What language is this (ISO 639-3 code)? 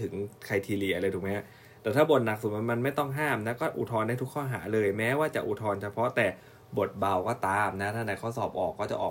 tha